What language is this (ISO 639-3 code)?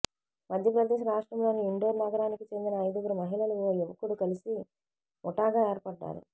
tel